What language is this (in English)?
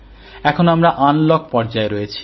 Bangla